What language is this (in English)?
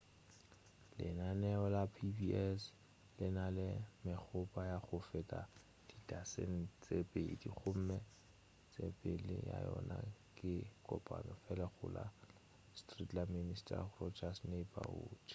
Northern Sotho